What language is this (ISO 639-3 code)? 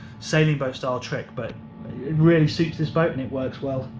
eng